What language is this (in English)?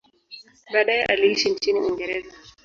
Swahili